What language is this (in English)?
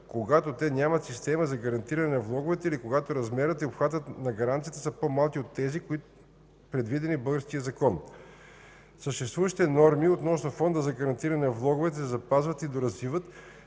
Bulgarian